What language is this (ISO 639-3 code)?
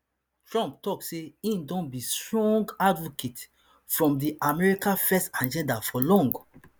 pcm